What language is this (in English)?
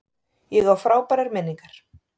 Icelandic